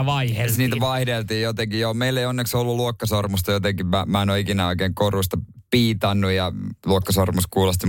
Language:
Finnish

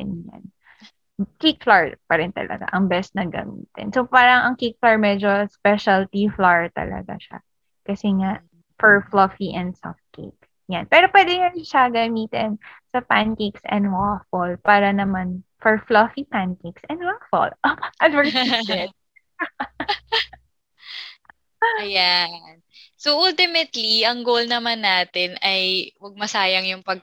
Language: Filipino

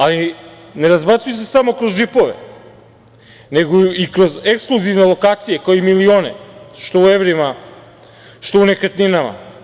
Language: Serbian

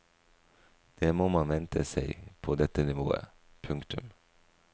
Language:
Norwegian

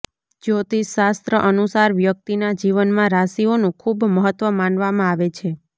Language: Gujarati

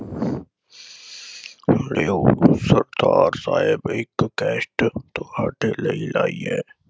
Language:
Punjabi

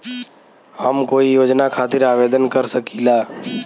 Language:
Bhojpuri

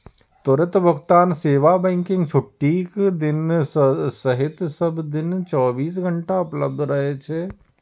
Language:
Maithili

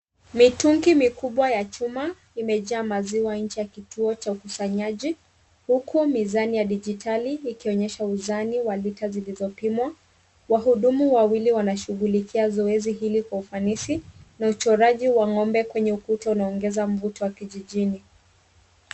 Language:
Swahili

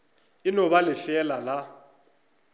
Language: Northern Sotho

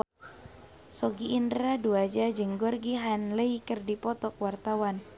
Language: Sundanese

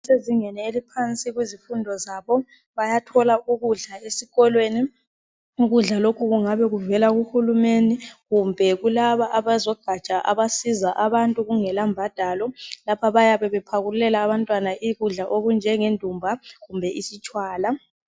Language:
North Ndebele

